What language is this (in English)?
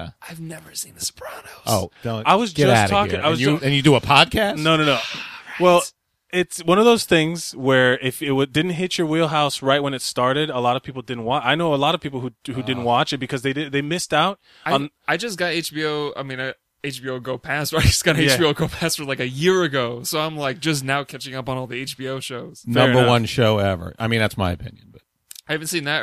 English